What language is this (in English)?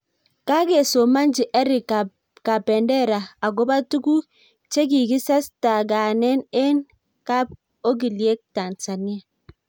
Kalenjin